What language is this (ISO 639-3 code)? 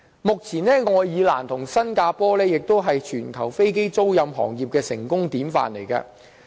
yue